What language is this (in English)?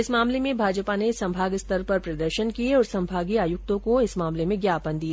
Hindi